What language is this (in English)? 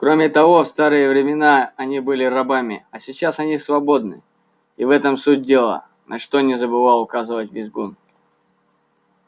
Russian